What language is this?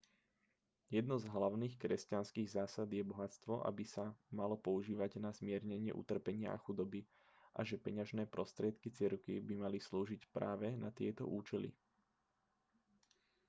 Slovak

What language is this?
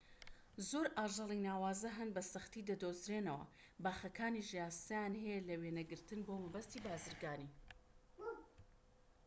Central Kurdish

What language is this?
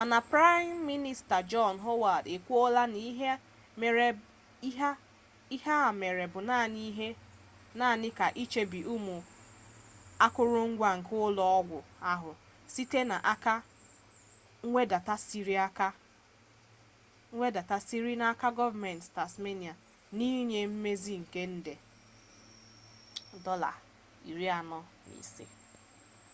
Igbo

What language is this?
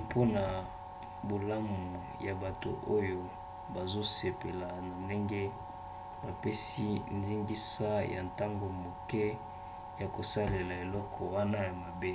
Lingala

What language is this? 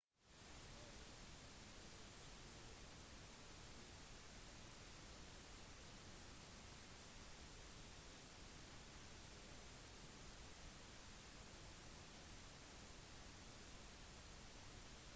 Norwegian Bokmål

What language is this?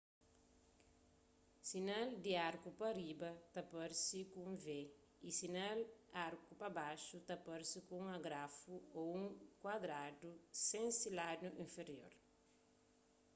Kabuverdianu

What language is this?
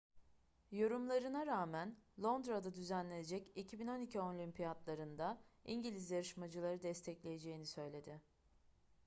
Turkish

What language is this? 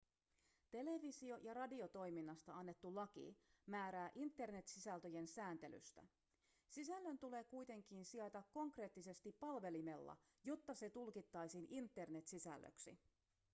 Finnish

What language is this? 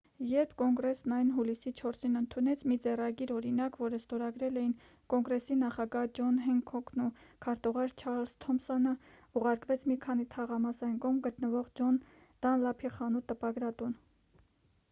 Armenian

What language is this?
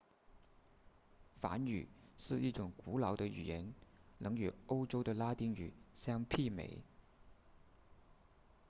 Chinese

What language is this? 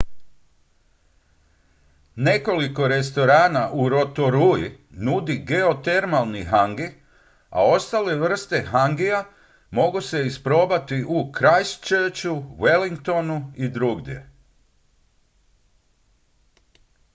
Croatian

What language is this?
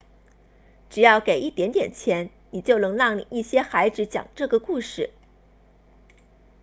Chinese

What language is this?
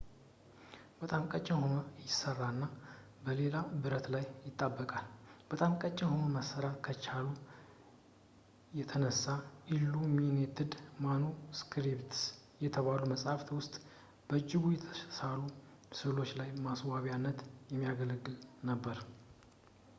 Amharic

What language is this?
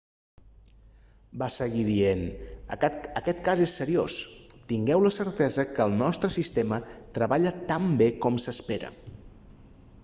Catalan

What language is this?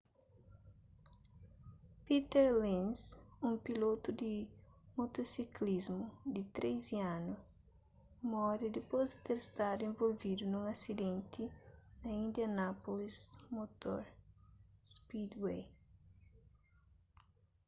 Kabuverdianu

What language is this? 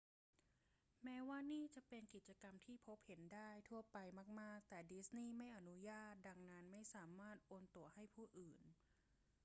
Thai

